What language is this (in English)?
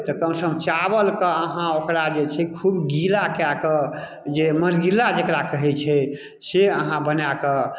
Maithili